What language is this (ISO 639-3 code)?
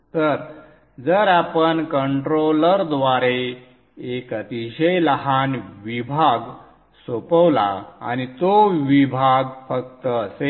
mar